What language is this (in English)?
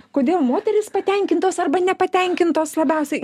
Lithuanian